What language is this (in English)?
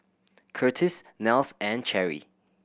English